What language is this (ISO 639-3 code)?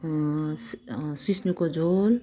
nep